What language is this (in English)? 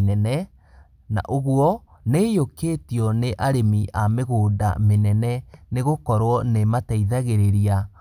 Kikuyu